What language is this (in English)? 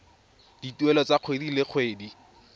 Tswana